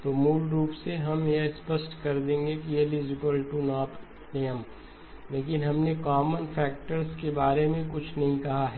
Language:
Hindi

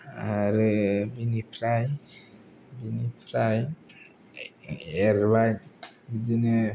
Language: Bodo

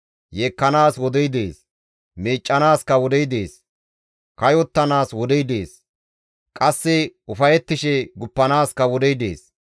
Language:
Gamo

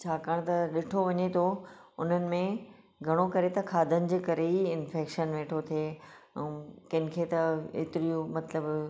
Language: Sindhi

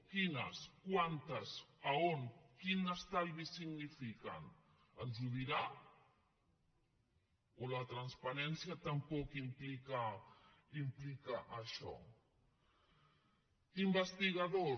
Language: Catalan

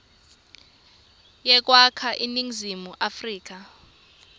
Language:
Swati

